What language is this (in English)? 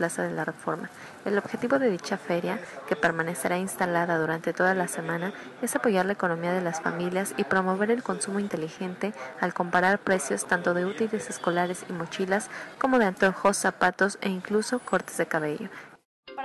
Spanish